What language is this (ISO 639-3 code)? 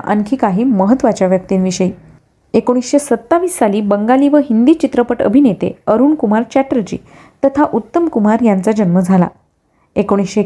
mar